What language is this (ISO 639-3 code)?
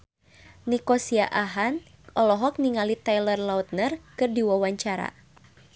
sun